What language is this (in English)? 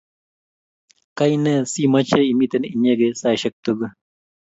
Kalenjin